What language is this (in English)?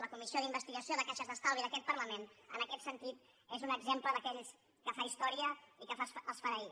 Catalan